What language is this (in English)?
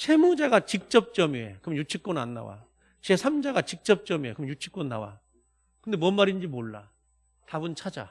Korean